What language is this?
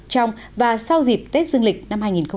Vietnamese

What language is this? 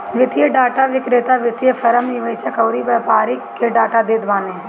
Bhojpuri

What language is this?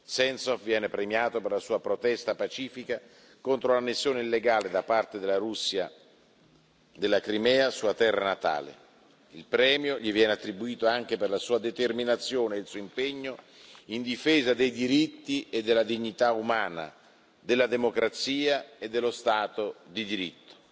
Italian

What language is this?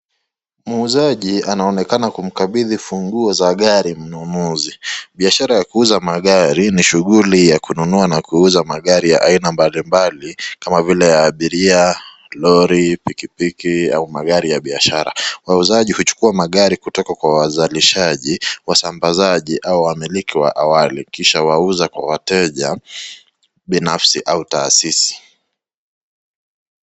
Swahili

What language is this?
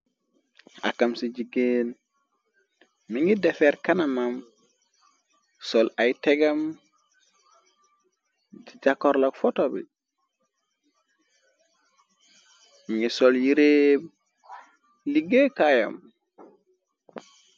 Wolof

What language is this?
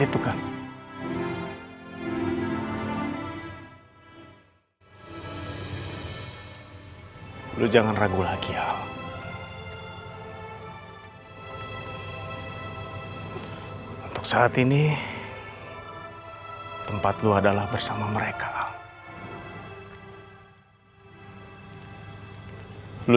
Indonesian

